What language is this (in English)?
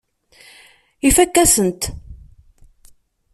Kabyle